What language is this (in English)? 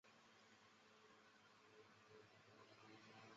Chinese